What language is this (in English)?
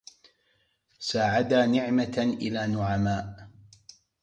Arabic